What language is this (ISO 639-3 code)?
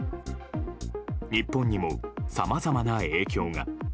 jpn